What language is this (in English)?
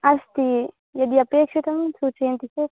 Sanskrit